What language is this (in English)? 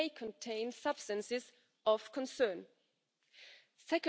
English